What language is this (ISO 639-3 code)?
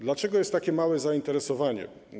pol